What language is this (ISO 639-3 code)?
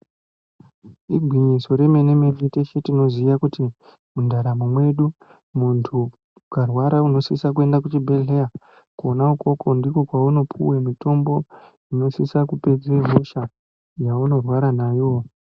ndc